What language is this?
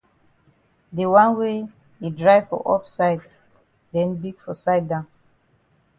Cameroon Pidgin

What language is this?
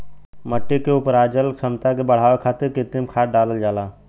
Bhojpuri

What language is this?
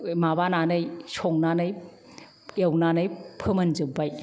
Bodo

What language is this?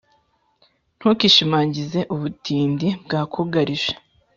Kinyarwanda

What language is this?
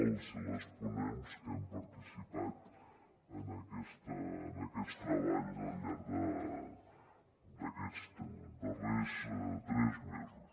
Catalan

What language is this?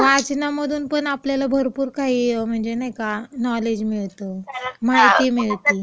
Marathi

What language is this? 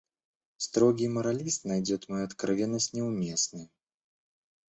Russian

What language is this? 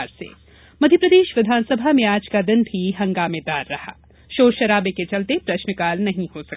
Hindi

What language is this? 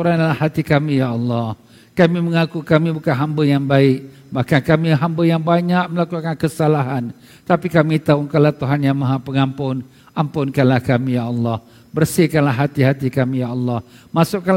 Malay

